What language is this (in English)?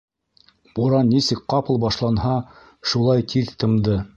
Bashkir